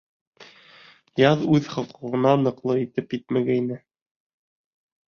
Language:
Bashkir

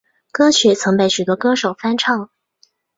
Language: Chinese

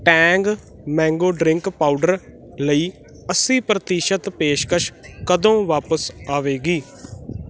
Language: Punjabi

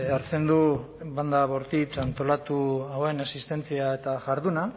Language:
Basque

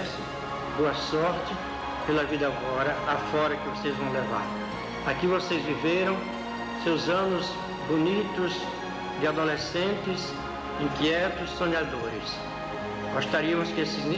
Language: Portuguese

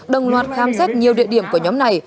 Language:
Vietnamese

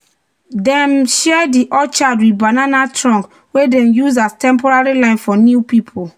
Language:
Nigerian Pidgin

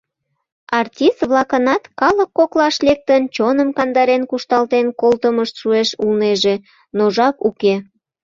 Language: Mari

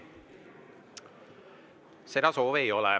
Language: Estonian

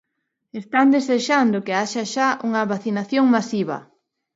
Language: Galician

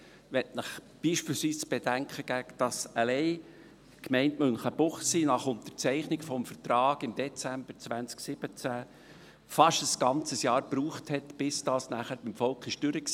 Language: Swiss German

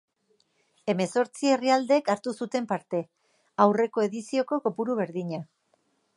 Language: Basque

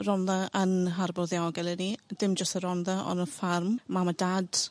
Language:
Welsh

